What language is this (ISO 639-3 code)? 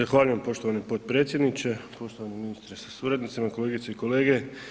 hrv